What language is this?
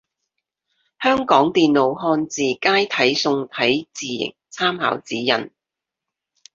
Cantonese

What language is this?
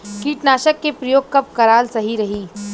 Bhojpuri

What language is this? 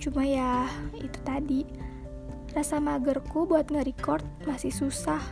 Indonesian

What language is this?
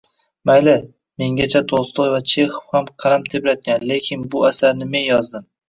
Uzbek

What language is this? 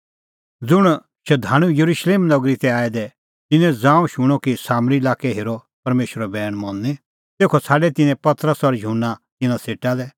Kullu Pahari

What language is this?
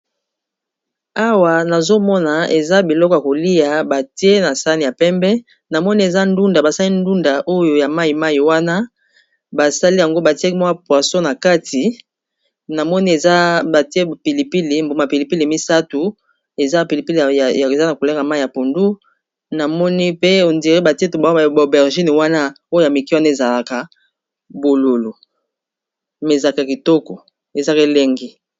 Lingala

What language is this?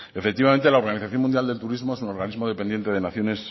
Spanish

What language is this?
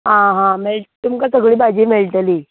Konkani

